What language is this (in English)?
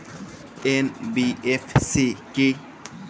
Bangla